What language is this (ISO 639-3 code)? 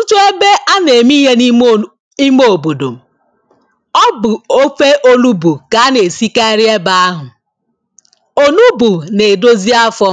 ibo